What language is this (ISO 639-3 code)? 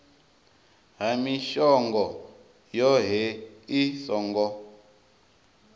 ven